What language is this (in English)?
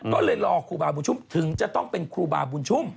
Thai